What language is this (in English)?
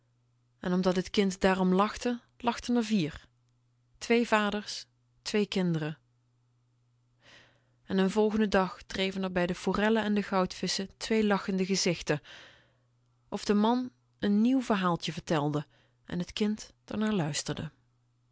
Dutch